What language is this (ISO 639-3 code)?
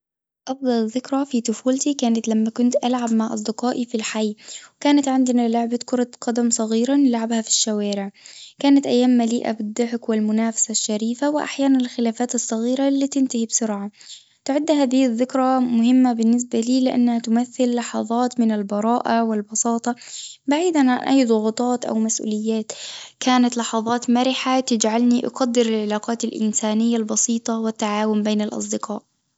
aeb